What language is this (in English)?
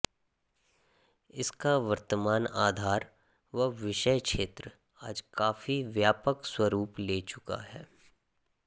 Hindi